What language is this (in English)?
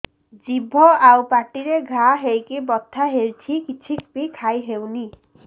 Odia